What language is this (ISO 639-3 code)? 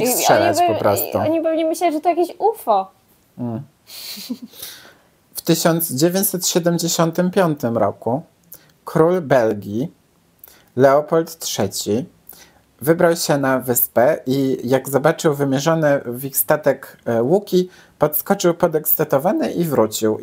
pol